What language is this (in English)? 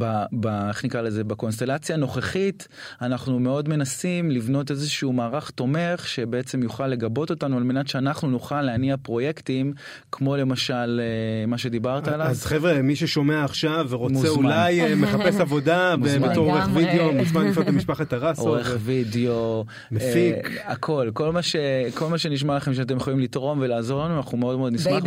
Hebrew